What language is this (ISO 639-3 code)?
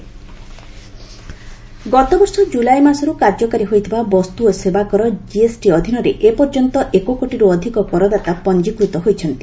ori